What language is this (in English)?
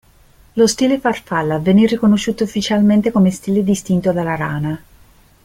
Italian